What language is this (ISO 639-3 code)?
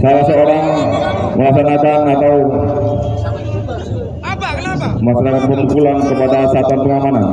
ind